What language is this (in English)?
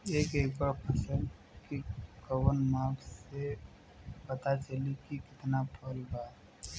Bhojpuri